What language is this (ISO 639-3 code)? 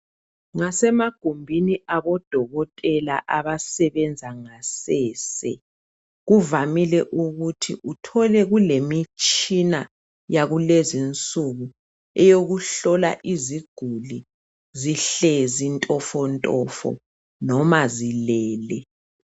nde